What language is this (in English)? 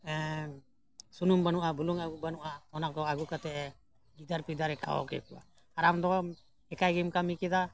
Santali